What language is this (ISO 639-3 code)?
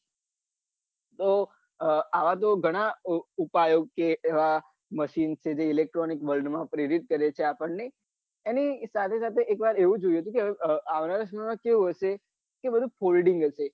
guj